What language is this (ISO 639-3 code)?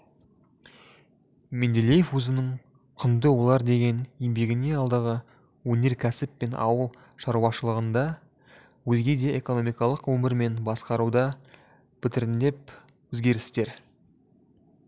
kaz